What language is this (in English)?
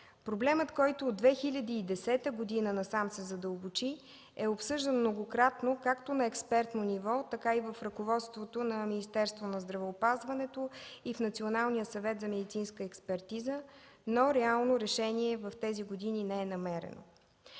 Bulgarian